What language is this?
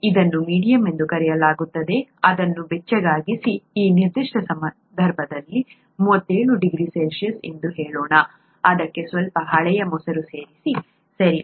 Kannada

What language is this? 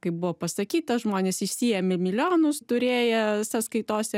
Lithuanian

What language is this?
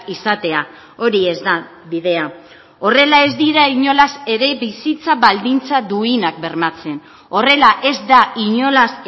Basque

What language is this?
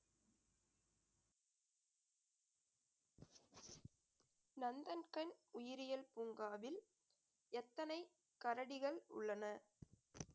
Tamil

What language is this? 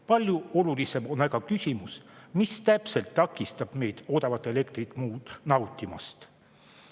Estonian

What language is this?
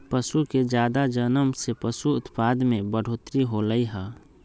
Magahi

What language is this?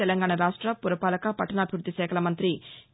Telugu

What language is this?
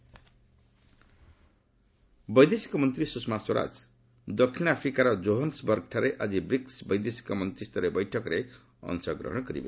Odia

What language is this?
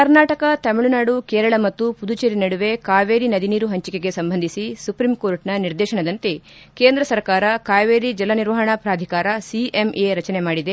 Kannada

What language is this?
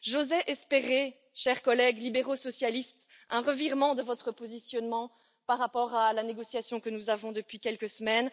French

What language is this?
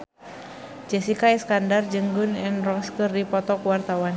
Sundanese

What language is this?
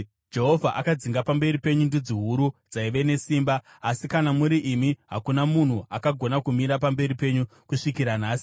Shona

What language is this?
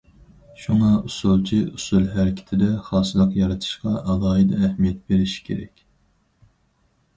Uyghur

